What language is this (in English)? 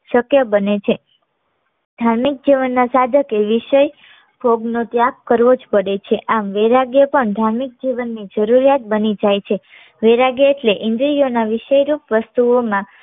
Gujarati